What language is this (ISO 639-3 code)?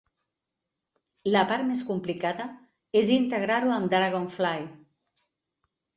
cat